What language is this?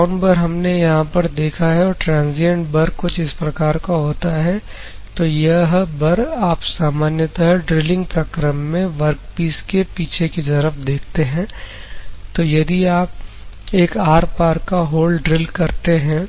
Hindi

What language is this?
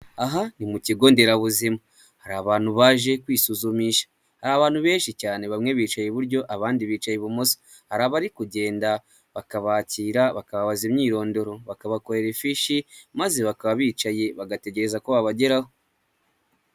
Kinyarwanda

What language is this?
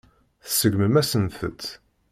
Kabyle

